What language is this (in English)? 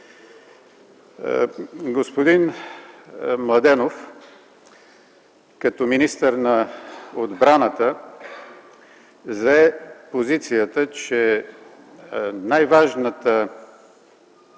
Bulgarian